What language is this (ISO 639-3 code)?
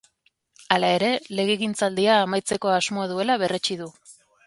eus